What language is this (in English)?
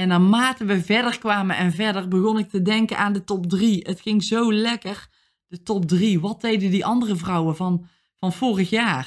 Dutch